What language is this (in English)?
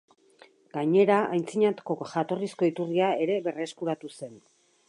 Basque